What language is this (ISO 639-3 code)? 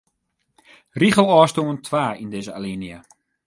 fry